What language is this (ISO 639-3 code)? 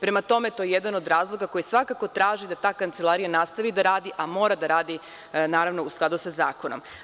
srp